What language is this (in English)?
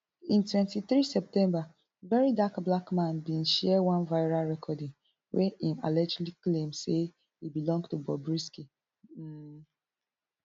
Nigerian Pidgin